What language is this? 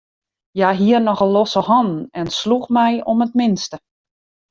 Western Frisian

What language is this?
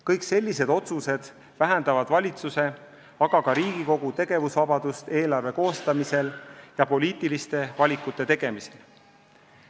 Estonian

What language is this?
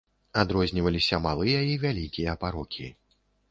Belarusian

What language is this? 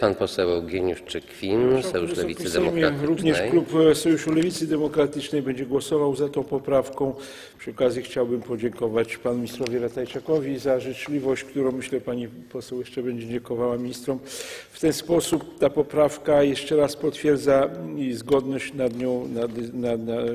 Polish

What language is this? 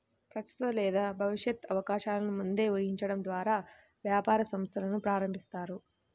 Telugu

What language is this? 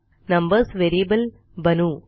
Marathi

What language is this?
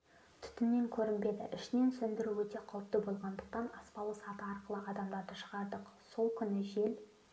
Kazakh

